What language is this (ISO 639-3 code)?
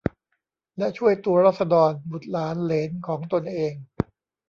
tha